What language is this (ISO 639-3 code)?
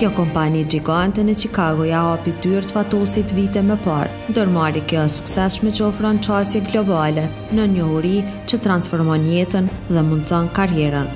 ron